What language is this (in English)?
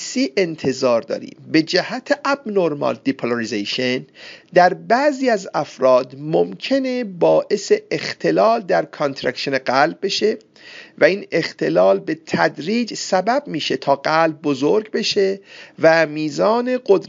Persian